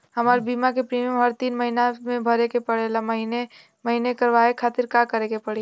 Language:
Bhojpuri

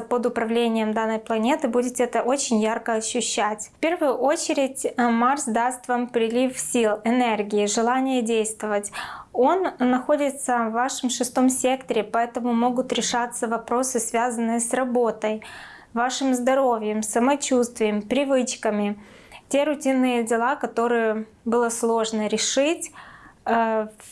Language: Russian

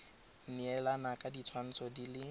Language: Tswana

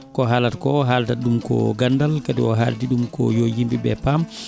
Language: Fula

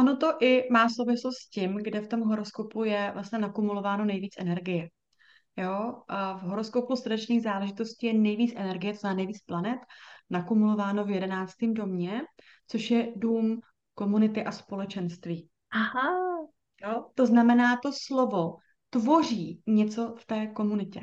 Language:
Czech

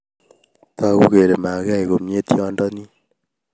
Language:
Kalenjin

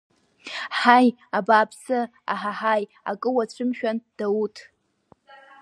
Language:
Abkhazian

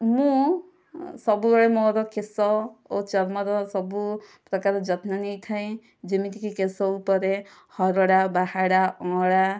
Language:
Odia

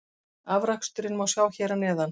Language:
Icelandic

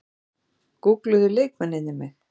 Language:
Icelandic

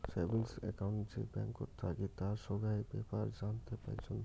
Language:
Bangla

